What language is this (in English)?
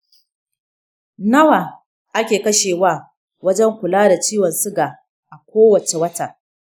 Hausa